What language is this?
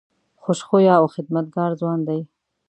Pashto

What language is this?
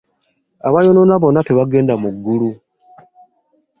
Ganda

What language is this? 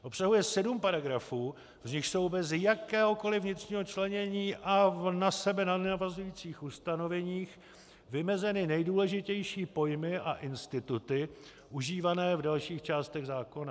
Czech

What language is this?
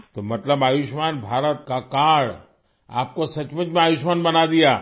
Urdu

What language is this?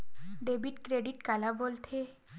Chhattisgarhi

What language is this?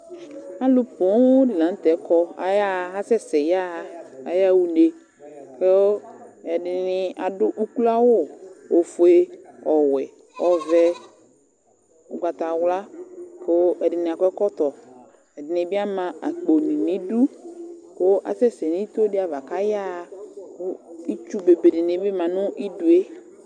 Ikposo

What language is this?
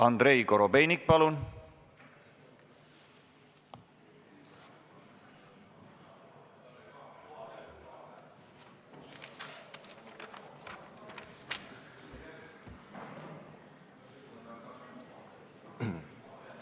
Estonian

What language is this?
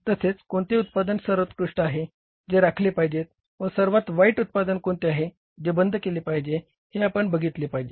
Marathi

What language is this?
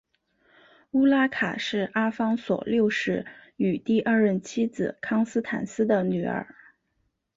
Chinese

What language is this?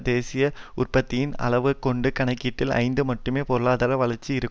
Tamil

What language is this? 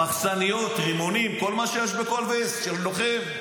Hebrew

